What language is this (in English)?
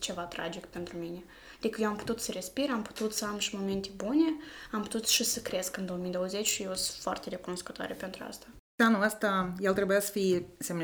Romanian